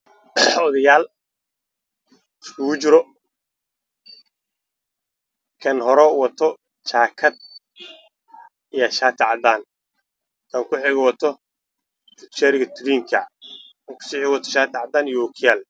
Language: Somali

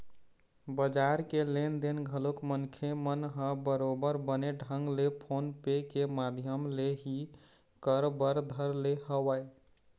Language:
Chhattisgarhi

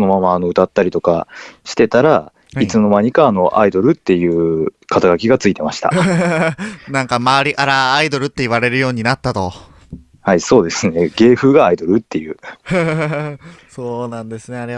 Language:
Japanese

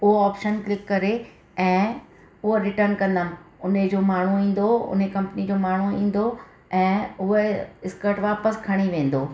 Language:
Sindhi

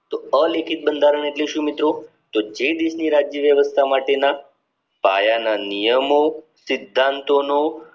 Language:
Gujarati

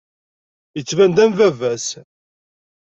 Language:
Kabyle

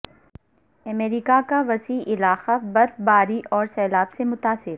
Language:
Urdu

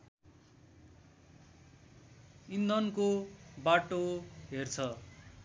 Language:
Nepali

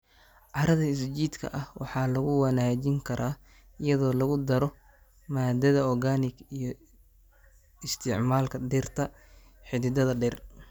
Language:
Somali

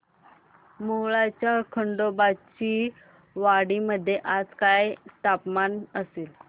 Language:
Marathi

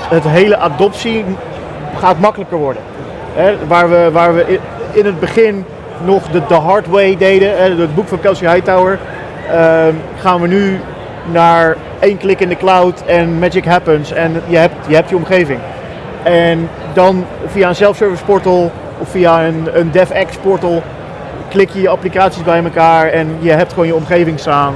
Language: Dutch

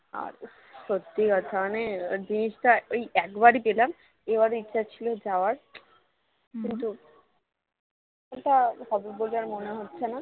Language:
Bangla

